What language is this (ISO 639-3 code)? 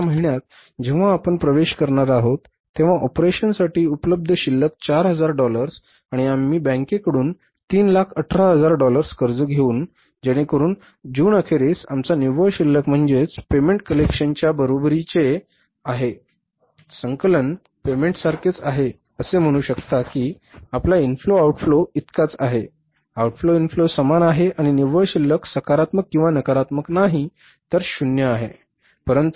mar